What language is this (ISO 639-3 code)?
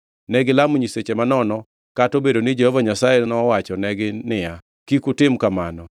luo